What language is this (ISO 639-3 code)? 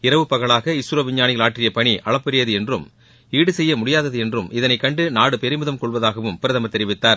tam